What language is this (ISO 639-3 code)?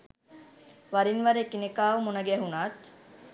sin